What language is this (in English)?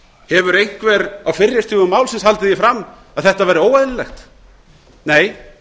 Icelandic